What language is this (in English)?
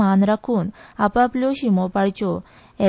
Konkani